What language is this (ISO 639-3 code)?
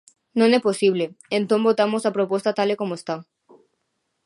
glg